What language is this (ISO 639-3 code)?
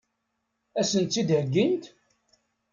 kab